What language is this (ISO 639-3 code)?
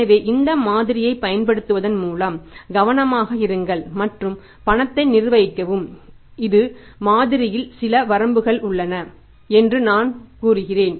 tam